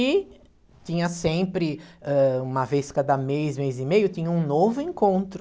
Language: Portuguese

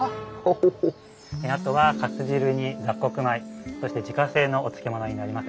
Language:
Japanese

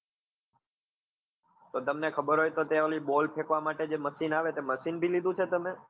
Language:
Gujarati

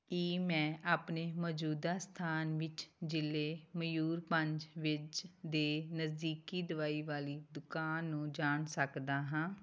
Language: Punjabi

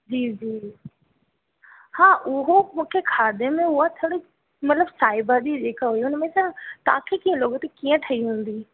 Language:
Sindhi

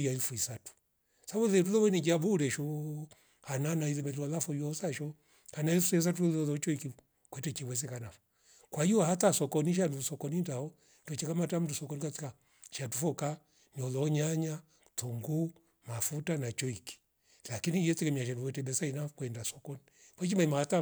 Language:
Rombo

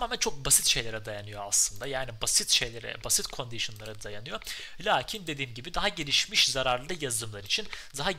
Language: Turkish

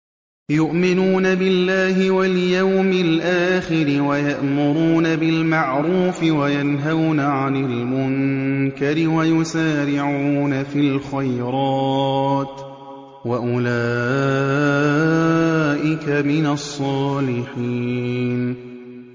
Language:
Arabic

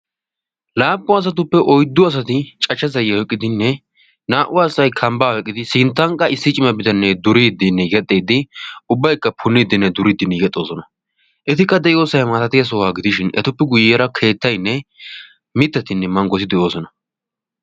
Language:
Wolaytta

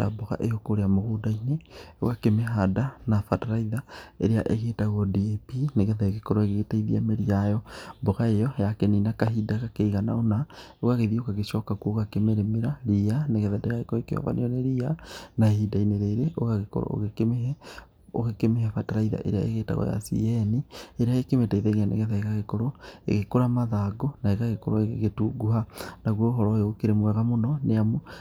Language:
Kikuyu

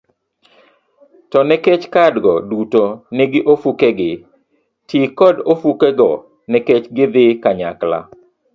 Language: Luo (Kenya and Tanzania)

